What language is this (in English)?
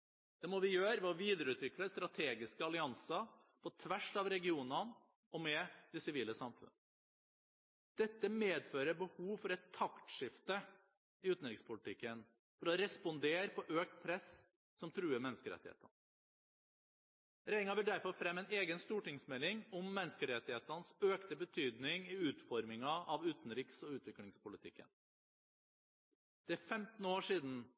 Norwegian Bokmål